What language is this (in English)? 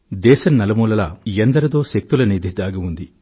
Telugu